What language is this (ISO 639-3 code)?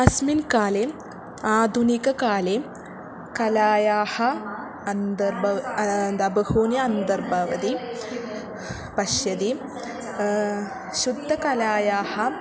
san